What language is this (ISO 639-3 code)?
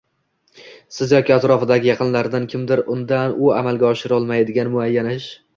uzb